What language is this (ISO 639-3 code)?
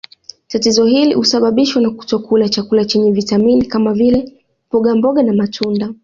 swa